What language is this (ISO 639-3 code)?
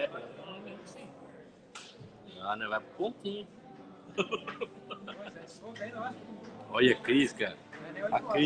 por